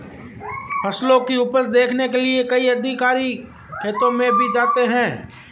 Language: Hindi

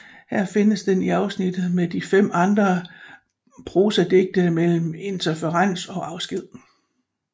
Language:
Danish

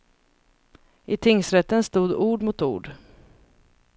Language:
Swedish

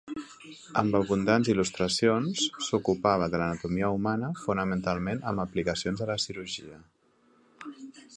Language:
Catalan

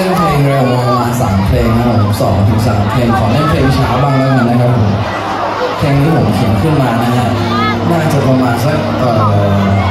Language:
Thai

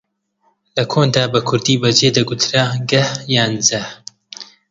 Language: Central Kurdish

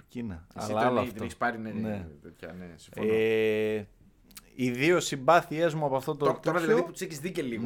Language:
Greek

